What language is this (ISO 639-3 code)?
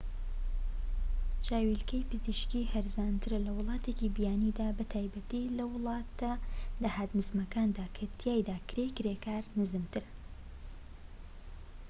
ckb